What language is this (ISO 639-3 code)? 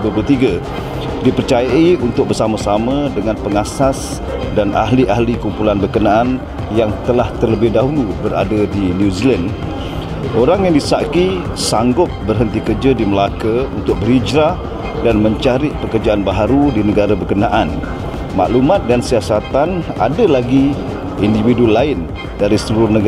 msa